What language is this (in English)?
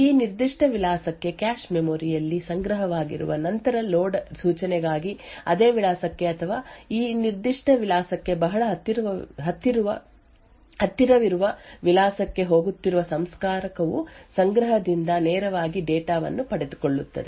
Kannada